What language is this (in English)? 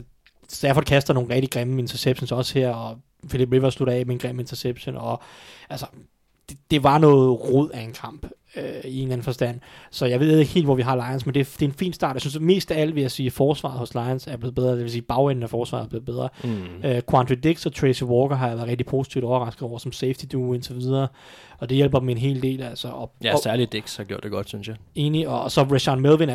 Danish